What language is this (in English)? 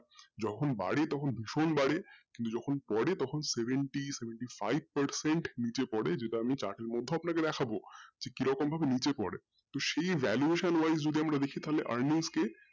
Bangla